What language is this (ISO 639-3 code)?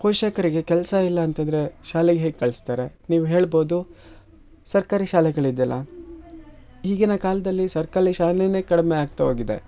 kan